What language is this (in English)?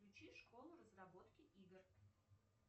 Russian